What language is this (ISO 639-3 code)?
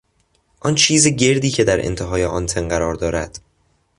fas